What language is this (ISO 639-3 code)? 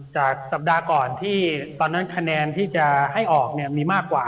tha